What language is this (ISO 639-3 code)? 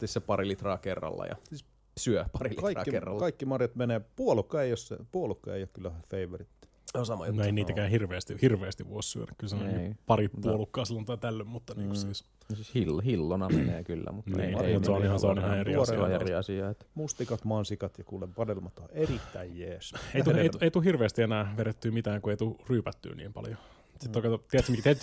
fin